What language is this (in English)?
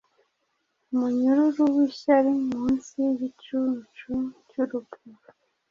Kinyarwanda